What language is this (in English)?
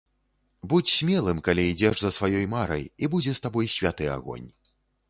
Belarusian